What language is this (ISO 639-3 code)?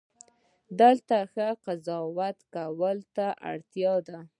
pus